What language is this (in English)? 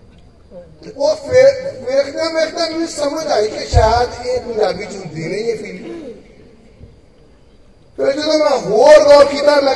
Hindi